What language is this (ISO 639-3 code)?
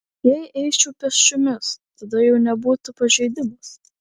lit